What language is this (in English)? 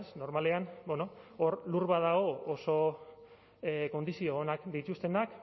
Basque